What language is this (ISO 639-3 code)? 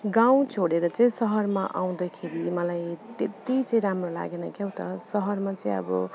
nep